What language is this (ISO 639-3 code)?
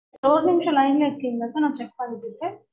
tam